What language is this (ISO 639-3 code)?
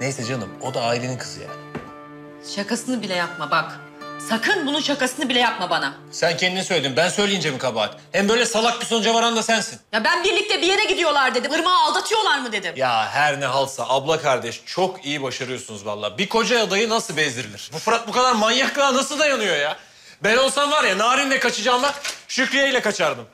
tur